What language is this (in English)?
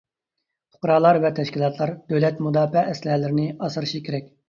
Uyghur